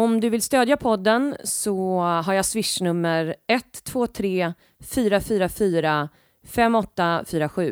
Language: Swedish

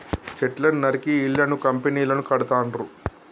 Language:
Telugu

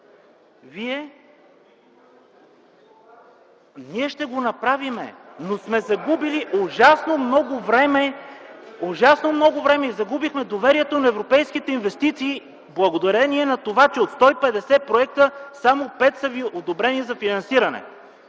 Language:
Bulgarian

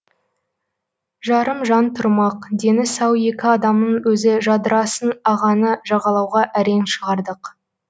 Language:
Kazakh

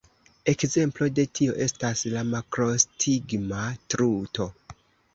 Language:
Esperanto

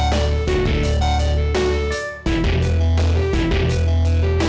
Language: Indonesian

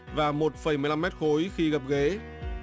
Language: Vietnamese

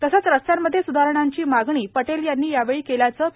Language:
Marathi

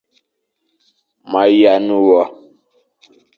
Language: Fang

